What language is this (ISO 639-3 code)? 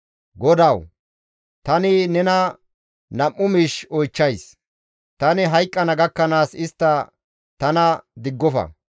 gmv